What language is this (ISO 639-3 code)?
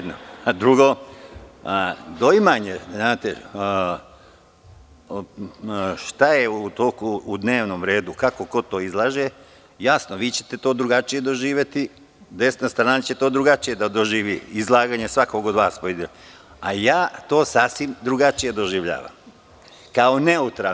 srp